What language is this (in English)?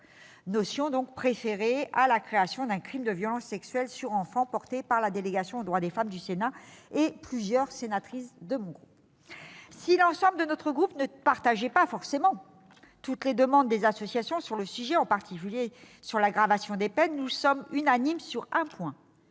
French